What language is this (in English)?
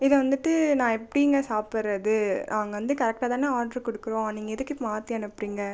Tamil